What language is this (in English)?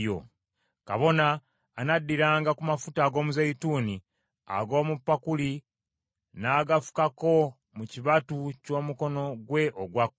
Ganda